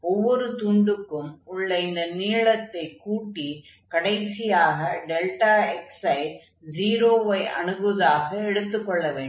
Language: Tamil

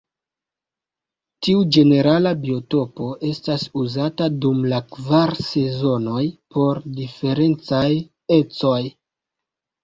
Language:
Esperanto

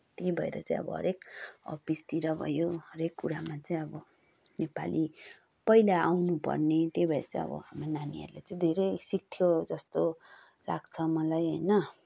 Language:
Nepali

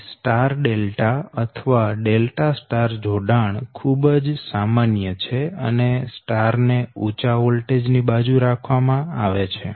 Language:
Gujarati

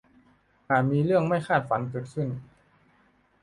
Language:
Thai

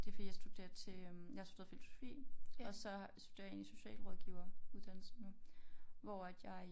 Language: Danish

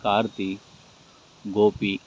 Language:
Tamil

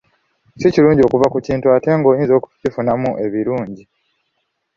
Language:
Ganda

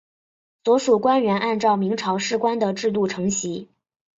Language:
Chinese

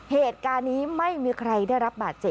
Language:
Thai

